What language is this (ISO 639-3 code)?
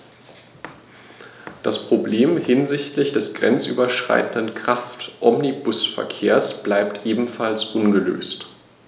deu